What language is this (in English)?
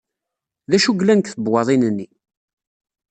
Kabyle